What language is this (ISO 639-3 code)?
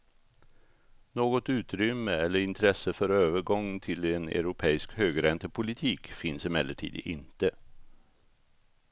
swe